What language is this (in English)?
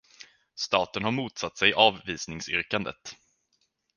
Swedish